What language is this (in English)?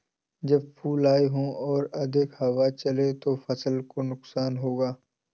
Hindi